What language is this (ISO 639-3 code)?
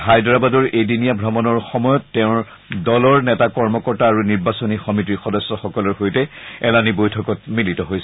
asm